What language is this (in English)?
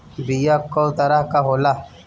Bhojpuri